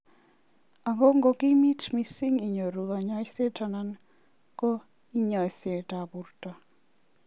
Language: Kalenjin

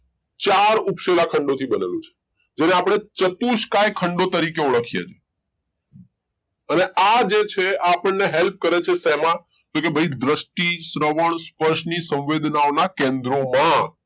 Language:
Gujarati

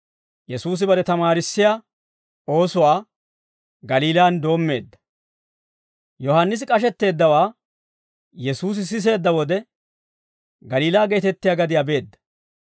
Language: Dawro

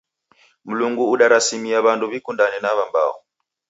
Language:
Taita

